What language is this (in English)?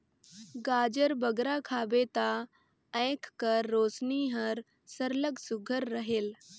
Chhattisgarhi